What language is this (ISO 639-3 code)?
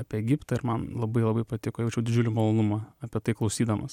lit